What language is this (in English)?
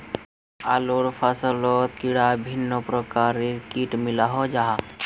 Magahi